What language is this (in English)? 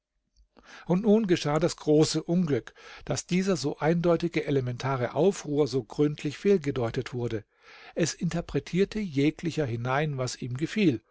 German